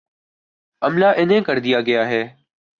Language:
Urdu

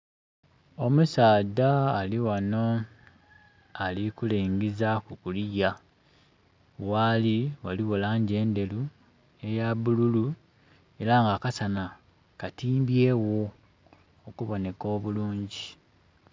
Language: Soga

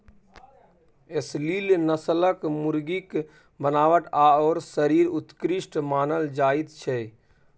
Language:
Maithili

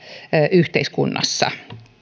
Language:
Finnish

